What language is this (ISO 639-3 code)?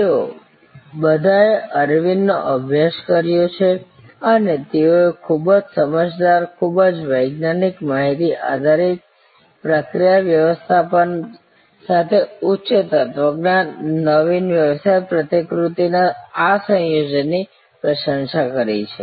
guj